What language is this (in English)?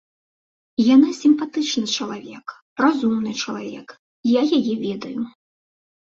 Belarusian